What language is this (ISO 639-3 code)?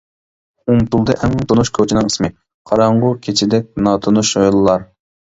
uig